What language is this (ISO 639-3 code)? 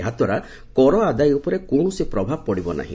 ori